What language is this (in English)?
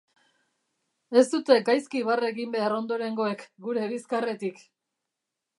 Basque